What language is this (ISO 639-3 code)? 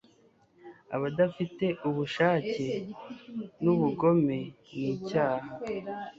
kin